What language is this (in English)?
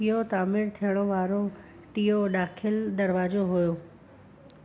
Sindhi